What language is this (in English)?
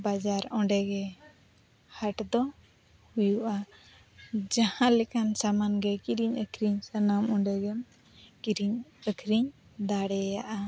Santali